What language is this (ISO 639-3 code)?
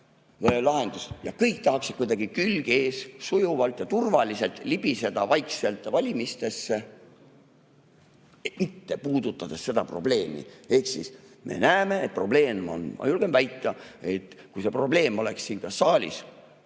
est